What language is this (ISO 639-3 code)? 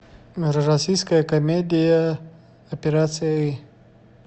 rus